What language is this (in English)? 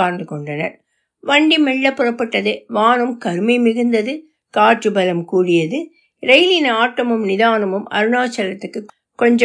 Tamil